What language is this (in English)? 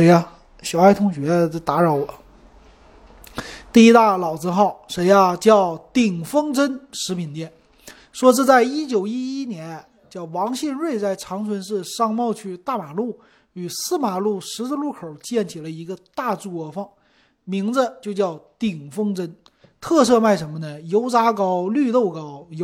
Chinese